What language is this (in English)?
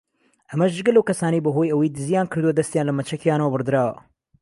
Central Kurdish